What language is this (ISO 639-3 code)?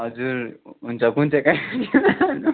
nep